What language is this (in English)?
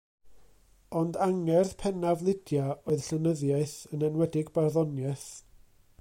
Welsh